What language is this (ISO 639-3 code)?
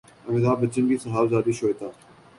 urd